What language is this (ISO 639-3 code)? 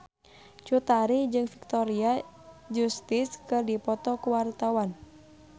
sun